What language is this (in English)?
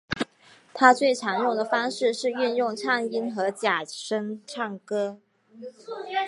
Chinese